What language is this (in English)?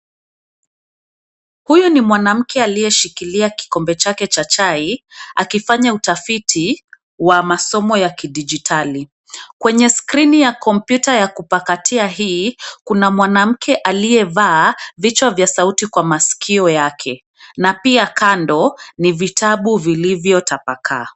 Swahili